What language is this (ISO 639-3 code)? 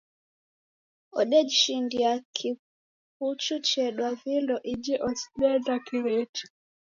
dav